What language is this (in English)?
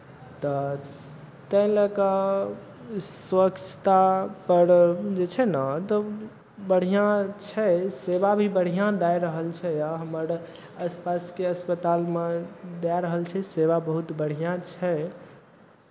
Maithili